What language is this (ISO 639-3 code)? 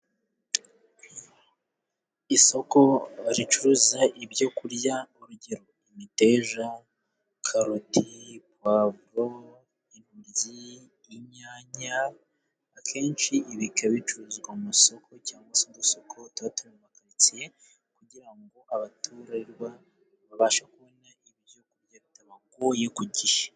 kin